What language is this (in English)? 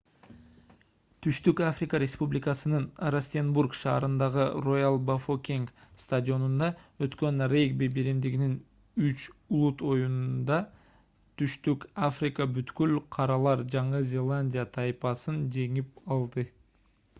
Kyrgyz